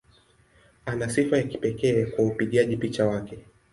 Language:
Swahili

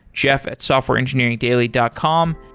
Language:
English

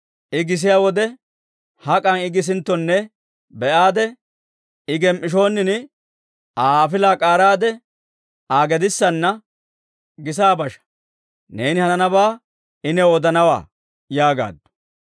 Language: Dawro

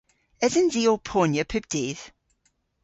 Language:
Cornish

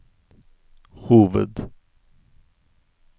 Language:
Norwegian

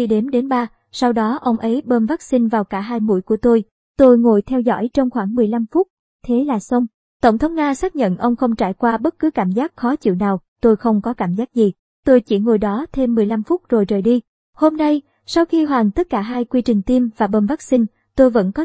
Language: Vietnamese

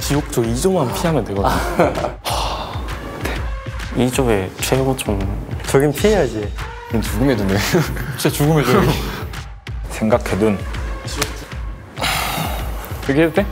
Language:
Korean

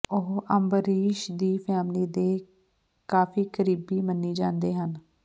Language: Punjabi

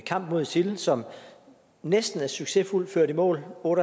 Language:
Danish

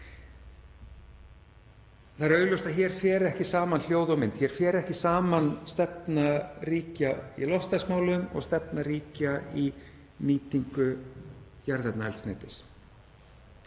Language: Icelandic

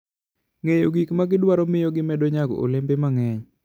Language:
Luo (Kenya and Tanzania)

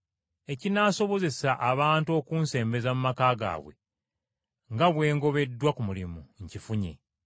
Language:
Ganda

